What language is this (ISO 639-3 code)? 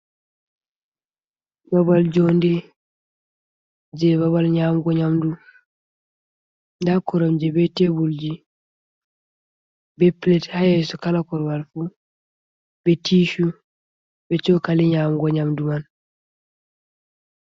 ful